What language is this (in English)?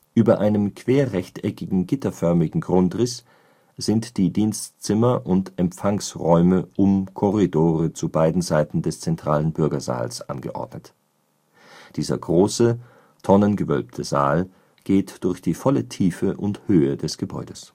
German